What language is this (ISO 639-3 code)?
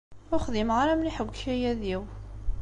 kab